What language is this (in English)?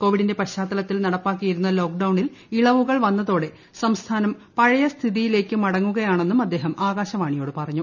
Malayalam